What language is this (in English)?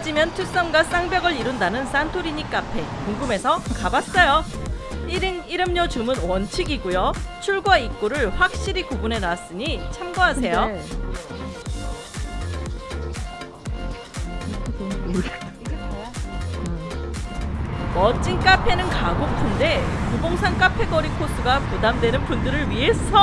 Korean